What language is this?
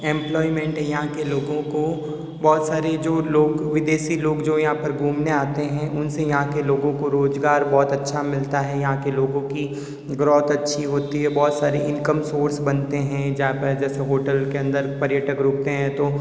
Hindi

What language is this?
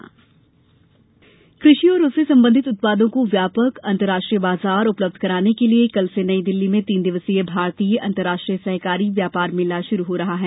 Hindi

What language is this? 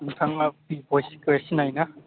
Bodo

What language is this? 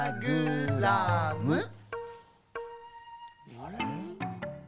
Japanese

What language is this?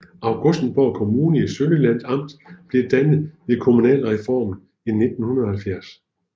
Danish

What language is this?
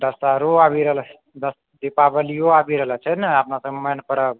Maithili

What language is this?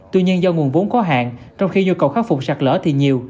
Vietnamese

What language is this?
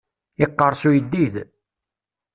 Kabyle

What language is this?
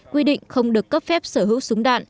Vietnamese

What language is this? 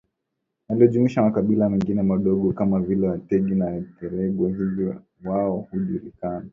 Swahili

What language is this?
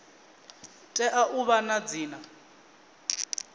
Venda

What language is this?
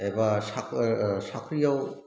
Bodo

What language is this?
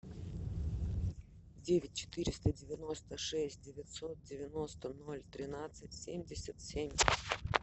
Russian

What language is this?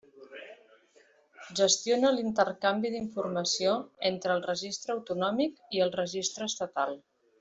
Catalan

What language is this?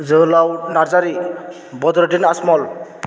Bodo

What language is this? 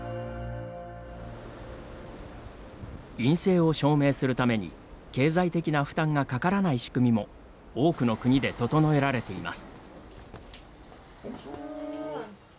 Japanese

